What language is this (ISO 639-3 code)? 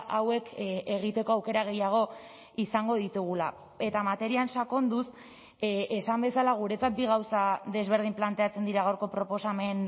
eus